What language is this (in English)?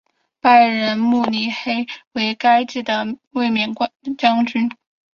Chinese